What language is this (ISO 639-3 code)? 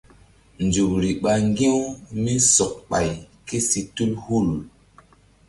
mdd